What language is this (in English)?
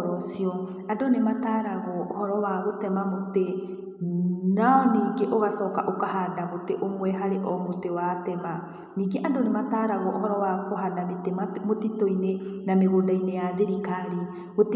Kikuyu